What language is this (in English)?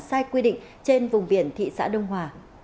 Vietnamese